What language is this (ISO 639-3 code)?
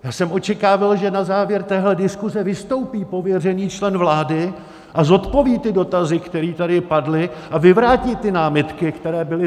ces